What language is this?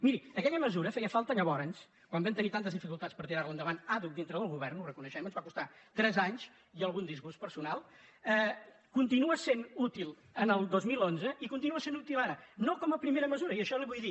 Catalan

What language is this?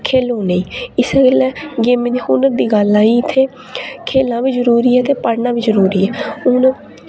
Dogri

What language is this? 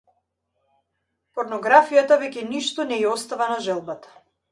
Macedonian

